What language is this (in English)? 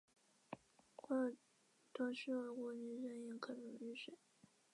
Chinese